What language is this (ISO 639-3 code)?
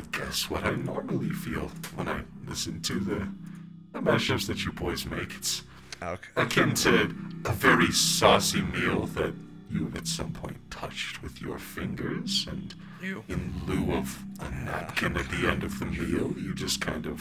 eng